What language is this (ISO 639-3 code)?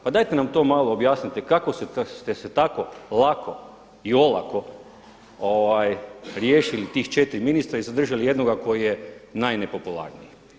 hrv